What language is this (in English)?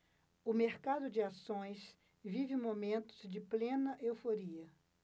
Portuguese